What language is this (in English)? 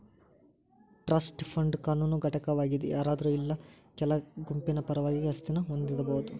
Kannada